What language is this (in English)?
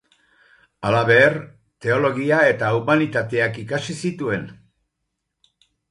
Basque